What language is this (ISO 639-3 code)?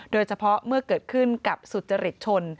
tha